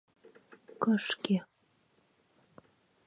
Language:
Mari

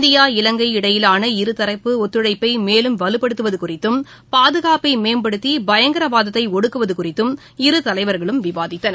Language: Tamil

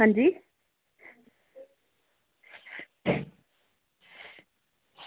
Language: Dogri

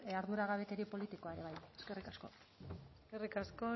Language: Basque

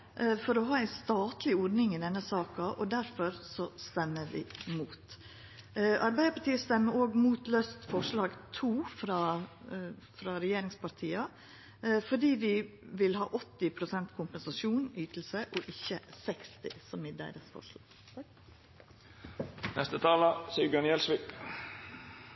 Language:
Norwegian Nynorsk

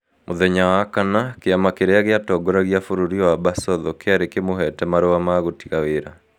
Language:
Kikuyu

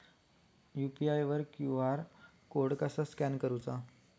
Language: Marathi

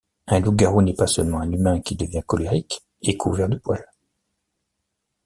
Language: French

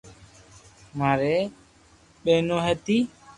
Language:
Loarki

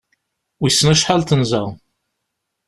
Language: Kabyle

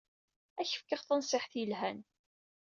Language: Kabyle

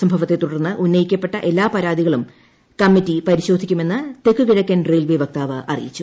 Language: Malayalam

